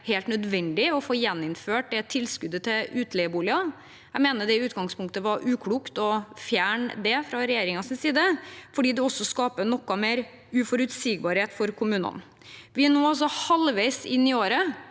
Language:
Norwegian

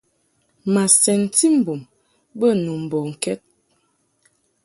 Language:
Mungaka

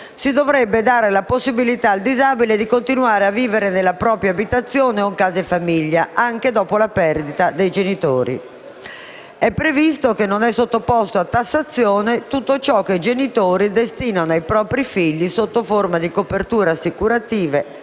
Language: Italian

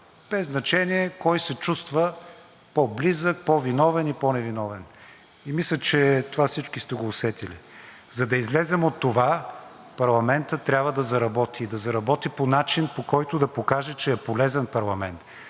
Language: Bulgarian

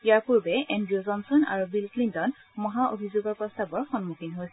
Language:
Assamese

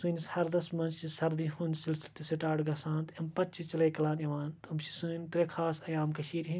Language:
Kashmiri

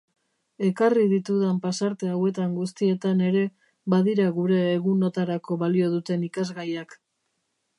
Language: Basque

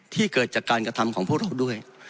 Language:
Thai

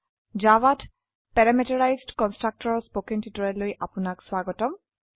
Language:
Assamese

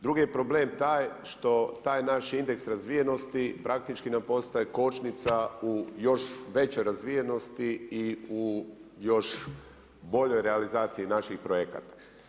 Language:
Croatian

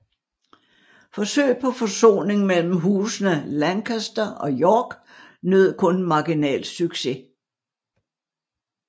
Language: Danish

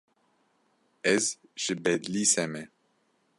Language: Kurdish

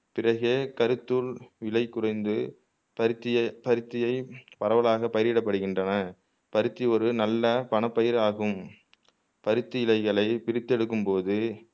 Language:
Tamil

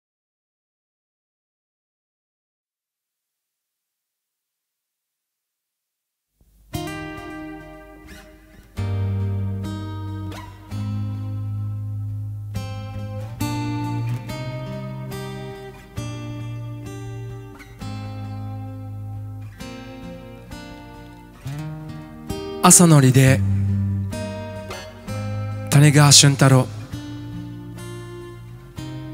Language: Japanese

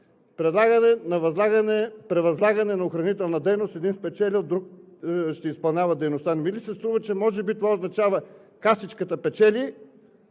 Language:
Bulgarian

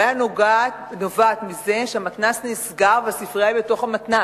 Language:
Hebrew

